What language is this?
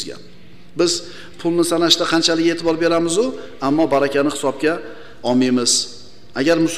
Turkish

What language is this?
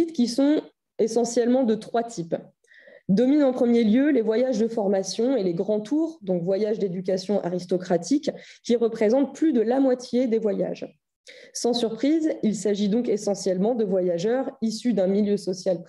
French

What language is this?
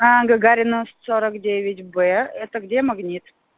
Russian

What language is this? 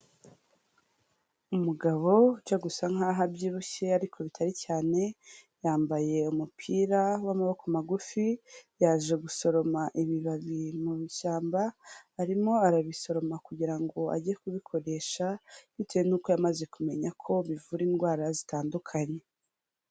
Kinyarwanda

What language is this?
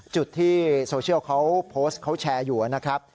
Thai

